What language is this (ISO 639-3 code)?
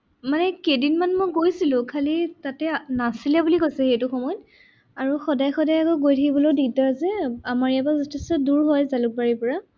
asm